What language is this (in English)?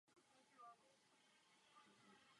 Czech